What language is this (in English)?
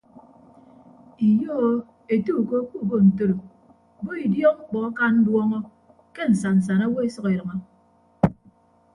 Ibibio